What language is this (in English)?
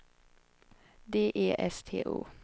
Swedish